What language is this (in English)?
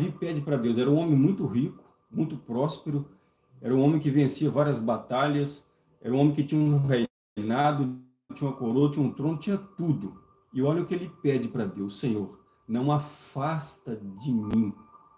Portuguese